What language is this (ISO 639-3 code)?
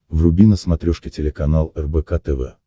rus